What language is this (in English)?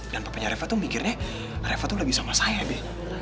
Indonesian